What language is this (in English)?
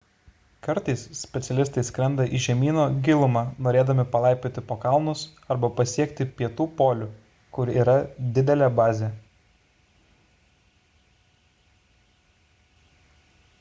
Lithuanian